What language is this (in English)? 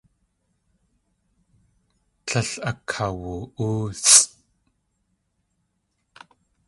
Tlingit